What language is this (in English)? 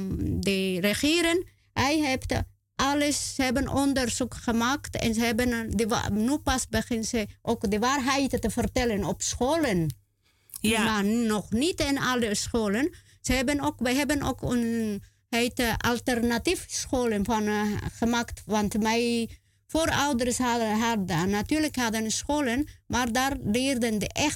Dutch